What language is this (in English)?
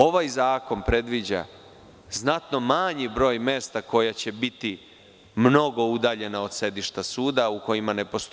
Serbian